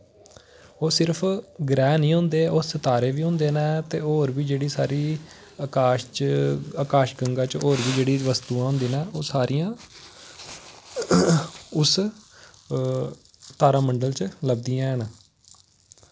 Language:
Dogri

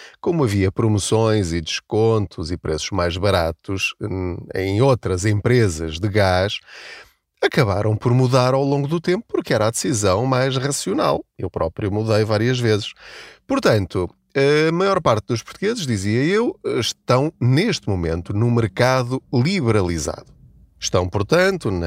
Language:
Portuguese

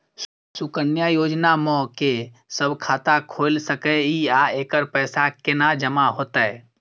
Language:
Maithili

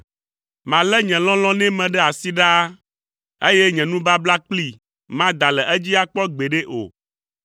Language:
Ewe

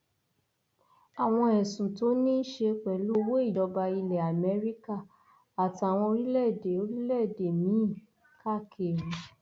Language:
Yoruba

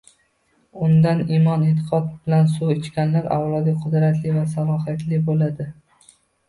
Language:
Uzbek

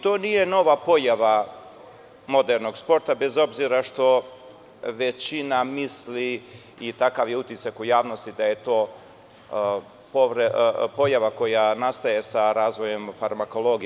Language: Serbian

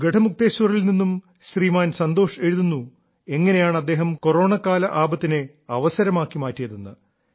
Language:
Malayalam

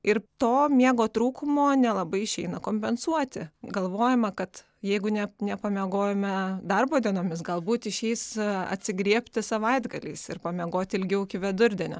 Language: Lithuanian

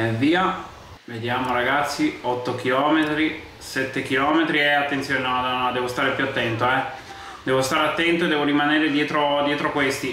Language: Italian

